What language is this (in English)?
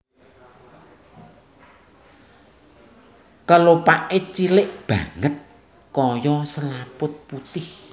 Javanese